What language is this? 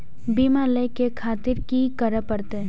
Maithili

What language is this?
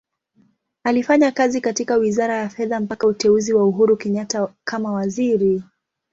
Swahili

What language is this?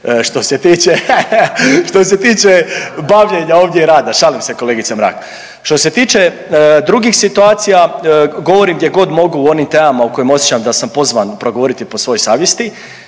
Croatian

